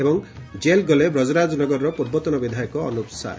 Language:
Odia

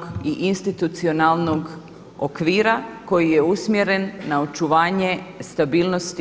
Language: Croatian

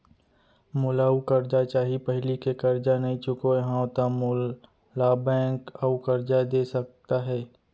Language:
Chhattisgarhi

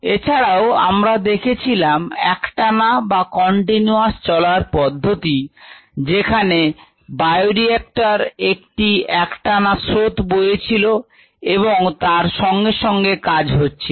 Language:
Bangla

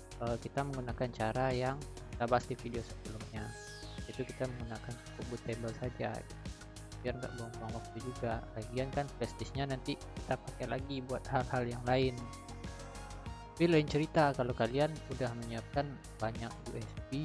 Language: Indonesian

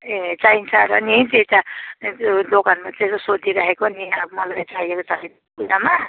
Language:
Nepali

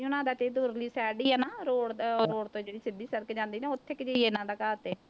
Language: Punjabi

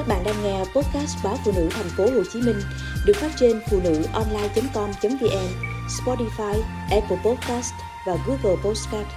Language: Vietnamese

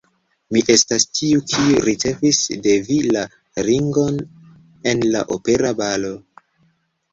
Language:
Esperanto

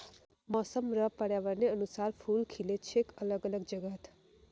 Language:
Magahi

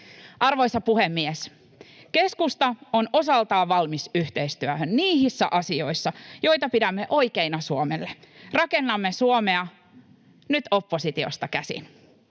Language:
Finnish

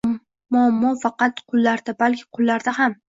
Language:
Uzbek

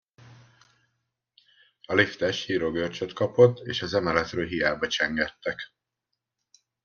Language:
Hungarian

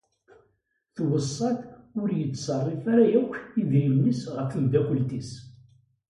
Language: Kabyle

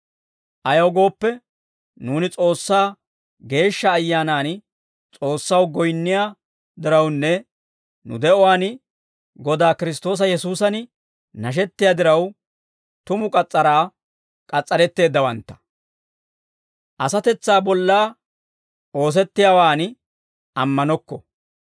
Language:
Dawro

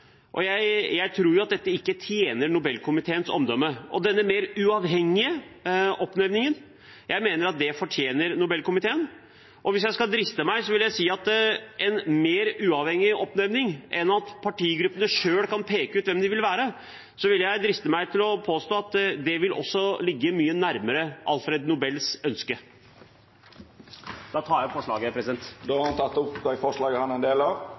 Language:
Norwegian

